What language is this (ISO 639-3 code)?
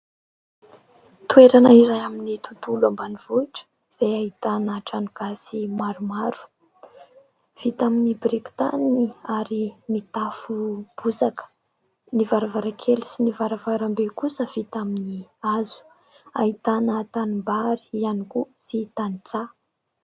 mlg